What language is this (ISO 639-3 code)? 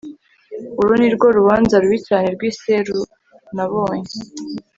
kin